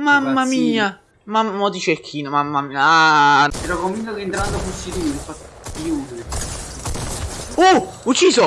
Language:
Italian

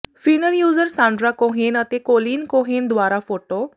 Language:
Punjabi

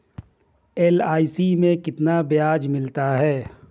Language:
Hindi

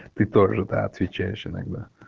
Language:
Russian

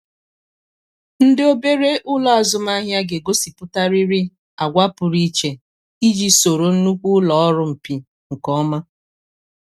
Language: Igbo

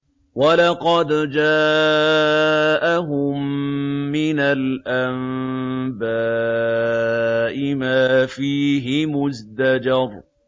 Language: Arabic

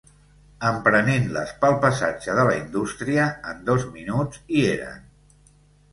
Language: Catalan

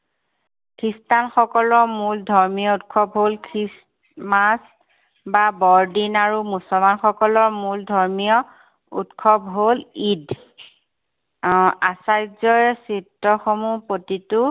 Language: Assamese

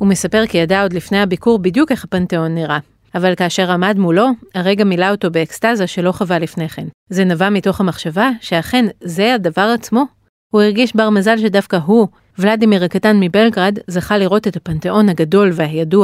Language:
Hebrew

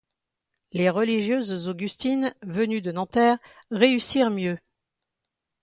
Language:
French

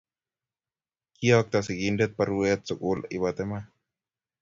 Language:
Kalenjin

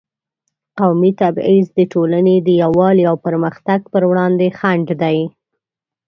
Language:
Pashto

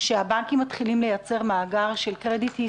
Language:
Hebrew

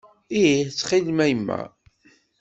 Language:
Kabyle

